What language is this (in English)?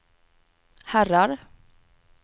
Swedish